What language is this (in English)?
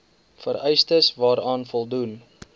Afrikaans